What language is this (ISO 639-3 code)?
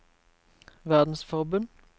nor